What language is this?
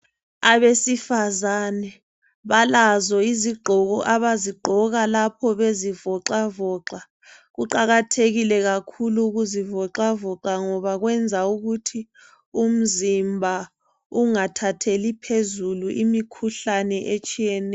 North Ndebele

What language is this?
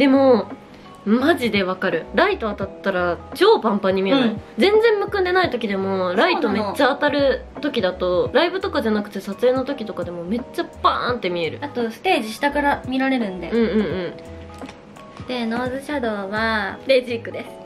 Japanese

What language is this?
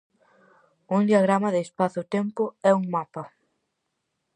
Galician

